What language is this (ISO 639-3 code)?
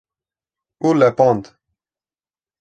kur